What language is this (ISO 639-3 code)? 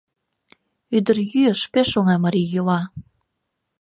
chm